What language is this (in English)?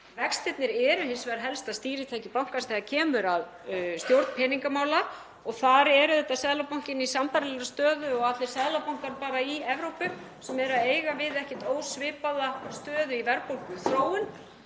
Icelandic